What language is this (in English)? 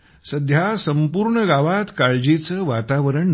Marathi